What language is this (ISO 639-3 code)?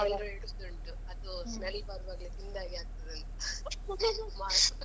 kan